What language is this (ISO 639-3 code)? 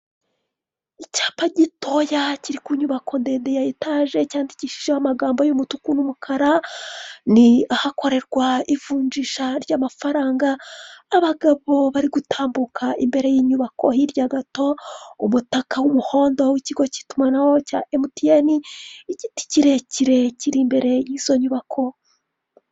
kin